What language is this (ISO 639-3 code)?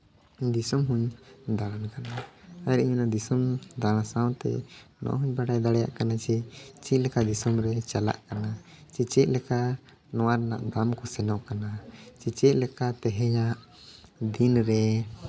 sat